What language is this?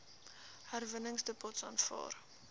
Afrikaans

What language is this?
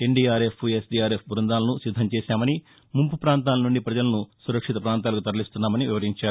Telugu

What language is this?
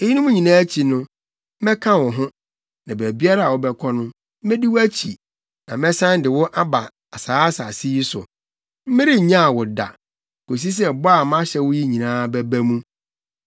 Akan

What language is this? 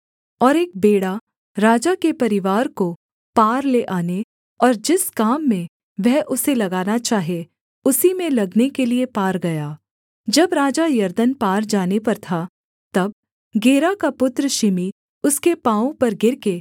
Hindi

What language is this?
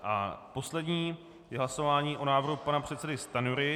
Czech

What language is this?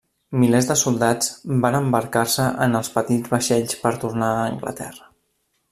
Catalan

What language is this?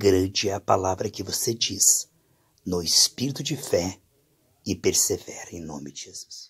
Portuguese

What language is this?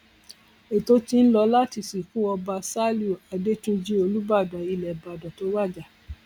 Yoruba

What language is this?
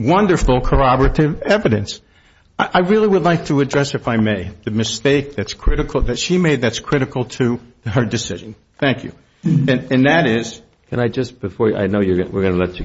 English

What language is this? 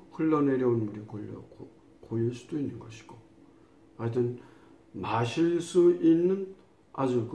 Korean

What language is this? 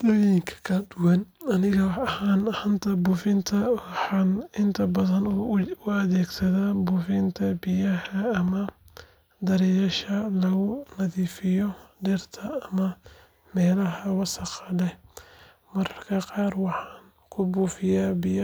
Somali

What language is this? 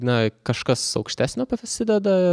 Lithuanian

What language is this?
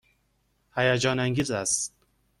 Persian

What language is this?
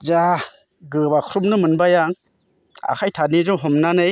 Bodo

